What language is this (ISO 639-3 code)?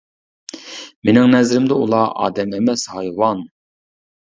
uig